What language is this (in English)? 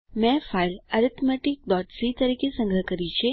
Gujarati